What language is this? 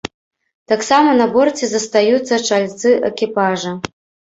Belarusian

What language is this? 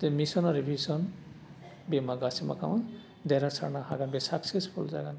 Bodo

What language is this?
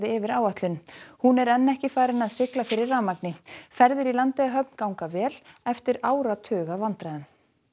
Icelandic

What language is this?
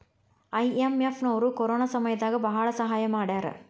Kannada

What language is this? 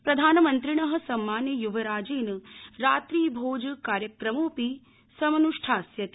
Sanskrit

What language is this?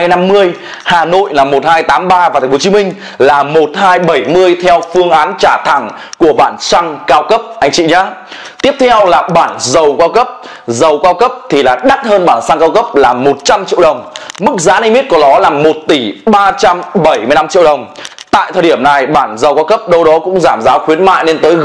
Vietnamese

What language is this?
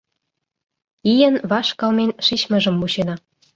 Mari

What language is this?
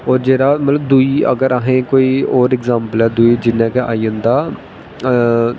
Dogri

